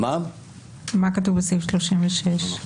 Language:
Hebrew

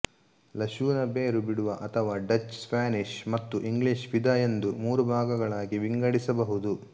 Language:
Kannada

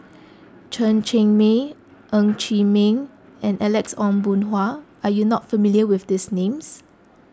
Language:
English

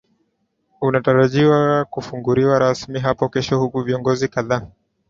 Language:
Swahili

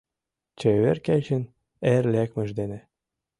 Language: Mari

